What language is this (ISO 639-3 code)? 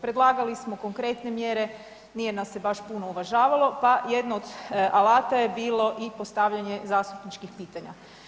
hrv